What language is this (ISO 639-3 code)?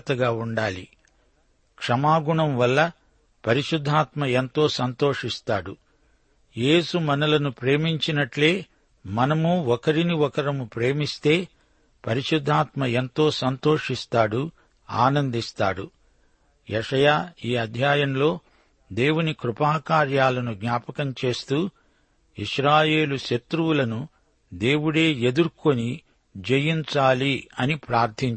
tel